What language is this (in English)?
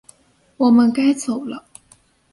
Chinese